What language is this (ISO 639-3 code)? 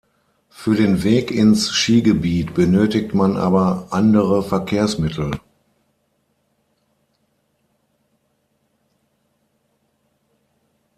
deu